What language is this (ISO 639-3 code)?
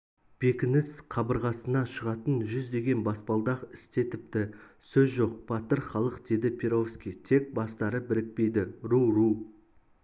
kaz